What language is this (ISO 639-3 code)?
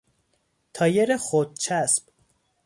fas